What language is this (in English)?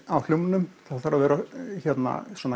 Icelandic